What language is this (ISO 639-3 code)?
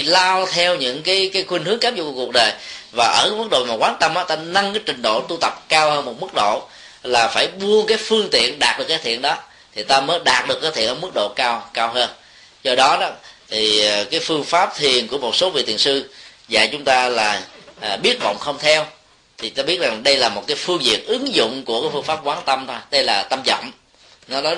vie